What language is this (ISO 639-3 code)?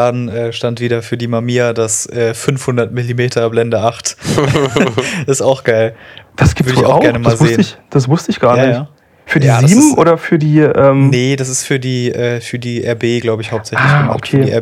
deu